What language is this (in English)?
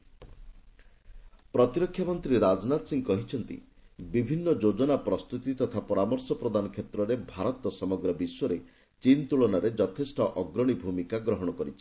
Odia